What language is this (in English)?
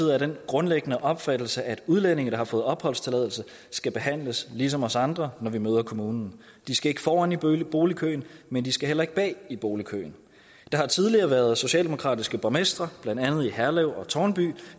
Danish